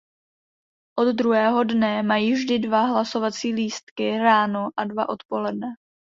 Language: Czech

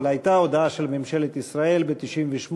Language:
Hebrew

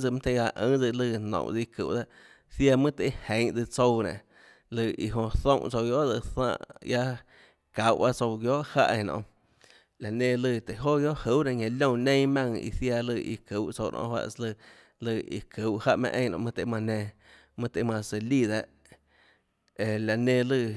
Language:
Tlacoatzintepec Chinantec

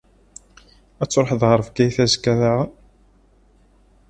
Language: Kabyle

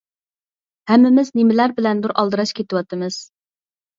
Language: Uyghur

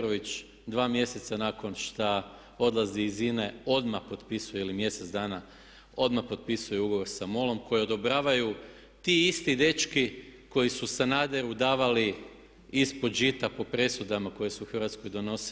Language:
Croatian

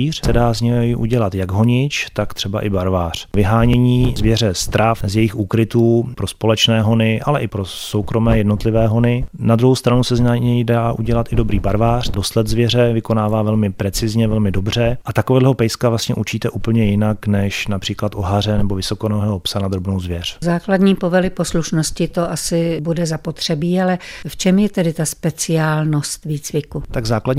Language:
Czech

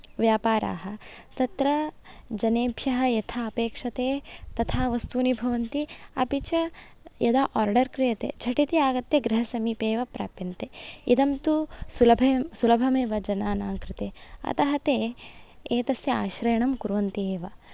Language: Sanskrit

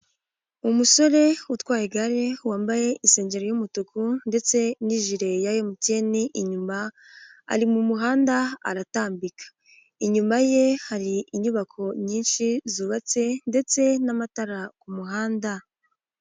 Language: Kinyarwanda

